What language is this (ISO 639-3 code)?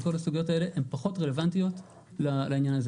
heb